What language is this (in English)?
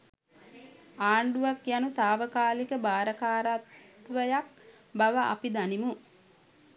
Sinhala